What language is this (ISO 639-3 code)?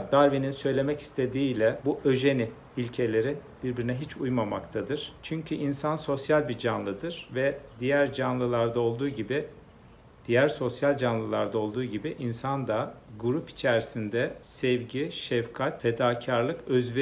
tur